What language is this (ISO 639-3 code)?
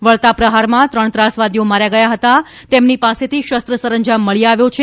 guj